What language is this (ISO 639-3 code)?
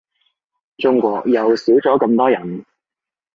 yue